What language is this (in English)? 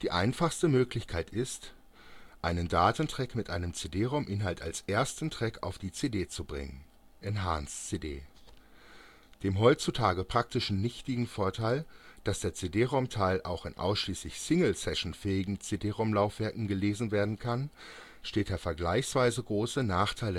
German